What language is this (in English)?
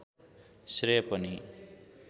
Nepali